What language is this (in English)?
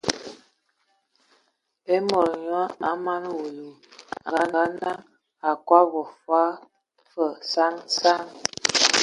Ewondo